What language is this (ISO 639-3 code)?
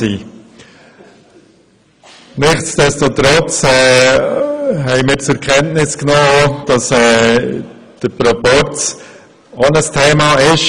gsw